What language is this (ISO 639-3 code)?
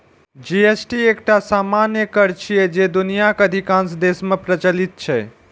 mai